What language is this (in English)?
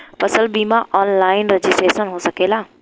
Bhojpuri